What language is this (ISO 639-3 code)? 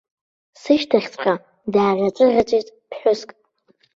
abk